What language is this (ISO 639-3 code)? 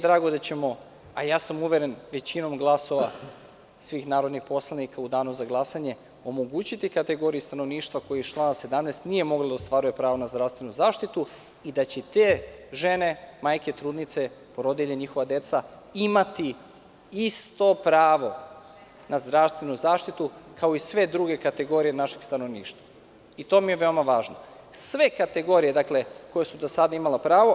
srp